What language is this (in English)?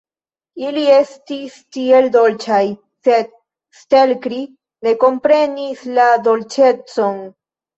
Esperanto